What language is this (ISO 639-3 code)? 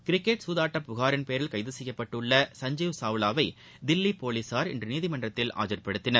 tam